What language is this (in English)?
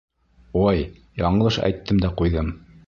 Bashkir